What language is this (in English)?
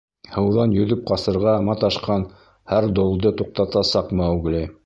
Bashkir